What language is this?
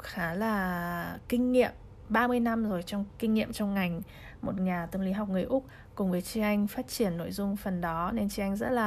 Vietnamese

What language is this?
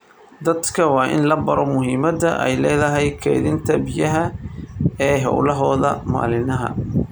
Somali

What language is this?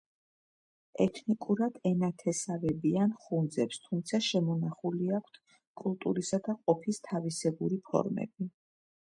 Georgian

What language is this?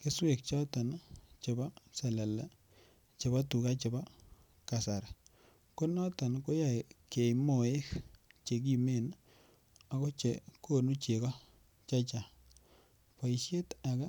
Kalenjin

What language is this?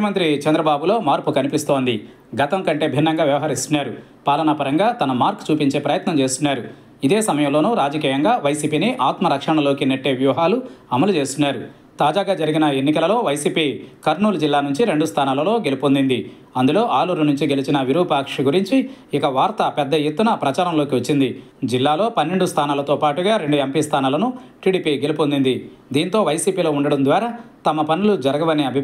Telugu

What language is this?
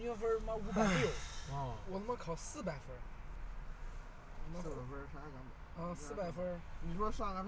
Chinese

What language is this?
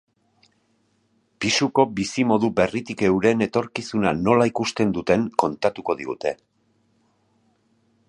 Basque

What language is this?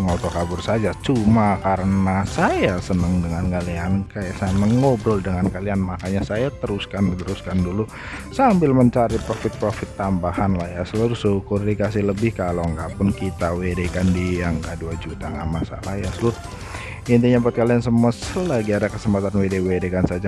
Indonesian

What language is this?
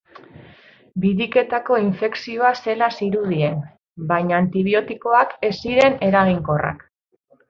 Basque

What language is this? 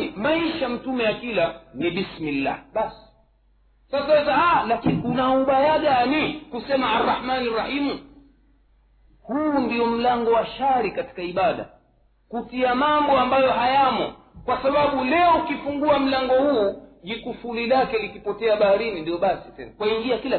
Swahili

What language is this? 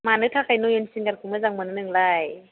Bodo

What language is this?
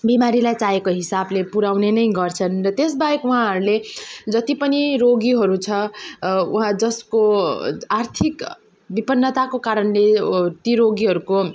Nepali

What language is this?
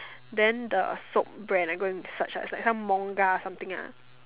English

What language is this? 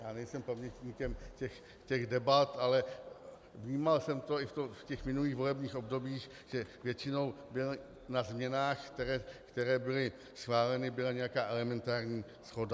Czech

